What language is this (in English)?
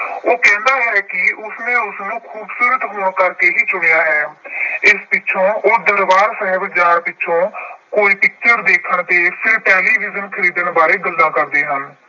Punjabi